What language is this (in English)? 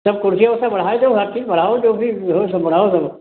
Hindi